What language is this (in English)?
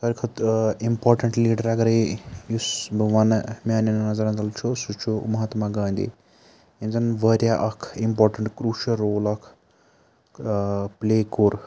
Kashmiri